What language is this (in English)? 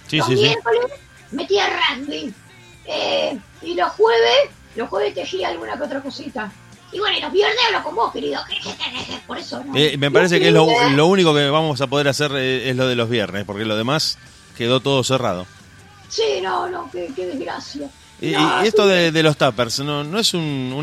Spanish